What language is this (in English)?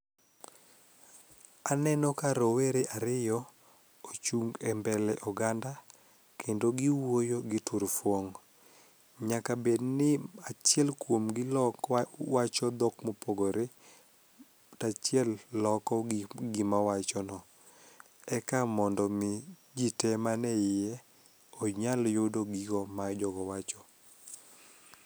Luo (Kenya and Tanzania)